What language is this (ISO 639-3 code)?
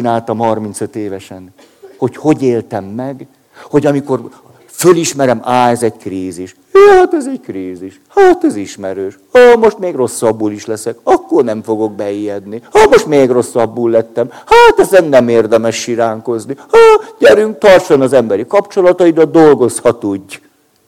hun